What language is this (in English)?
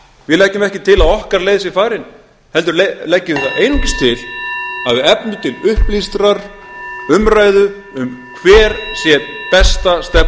Icelandic